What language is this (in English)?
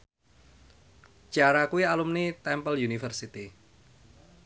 Javanese